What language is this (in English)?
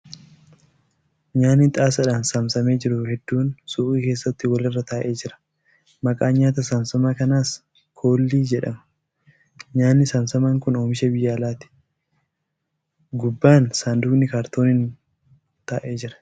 Oromo